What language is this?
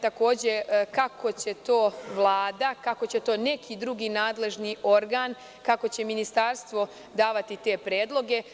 Serbian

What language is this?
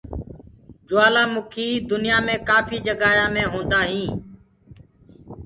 Gurgula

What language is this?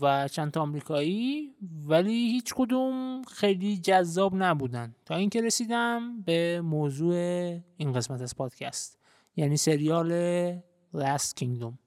Persian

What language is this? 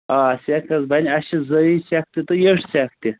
Kashmiri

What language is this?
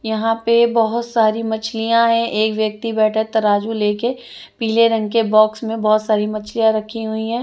Hindi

